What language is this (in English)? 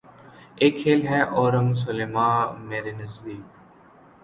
Urdu